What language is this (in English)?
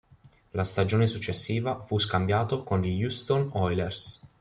Italian